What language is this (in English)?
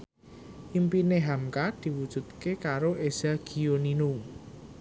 Javanese